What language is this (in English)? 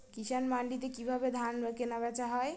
Bangla